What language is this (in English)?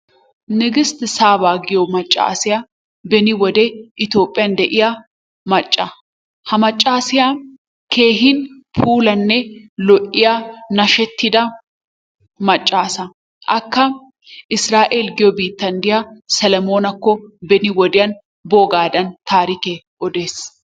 Wolaytta